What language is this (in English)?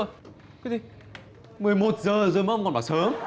Vietnamese